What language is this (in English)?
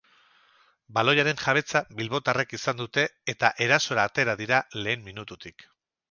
Basque